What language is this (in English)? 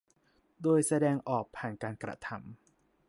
Thai